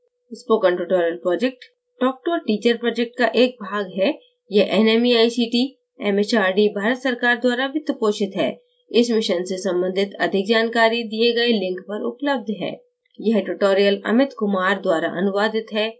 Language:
Hindi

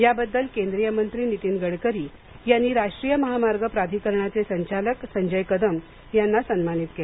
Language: Marathi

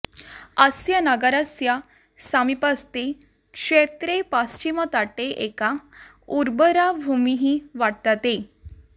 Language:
Sanskrit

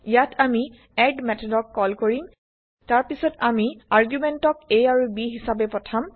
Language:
Assamese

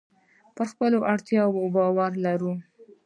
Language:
Pashto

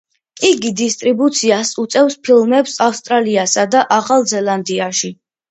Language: Georgian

